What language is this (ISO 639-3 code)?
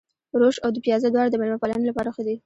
pus